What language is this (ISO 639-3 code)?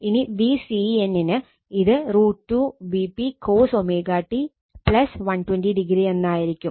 mal